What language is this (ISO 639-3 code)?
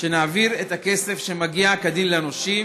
heb